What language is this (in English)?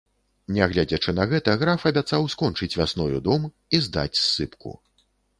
Belarusian